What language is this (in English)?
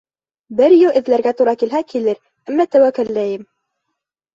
Bashkir